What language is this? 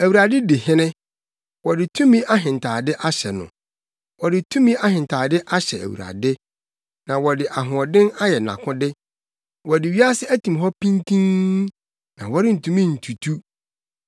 Akan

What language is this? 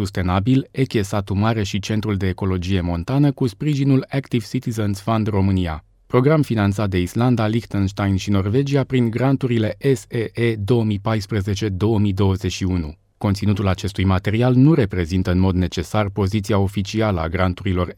Romanian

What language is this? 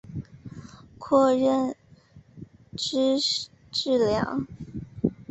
Chinese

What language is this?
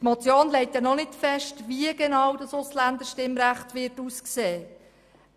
Swiss German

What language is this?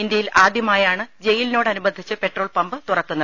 Malayalam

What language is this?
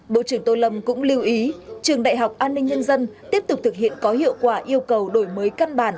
Vietnamese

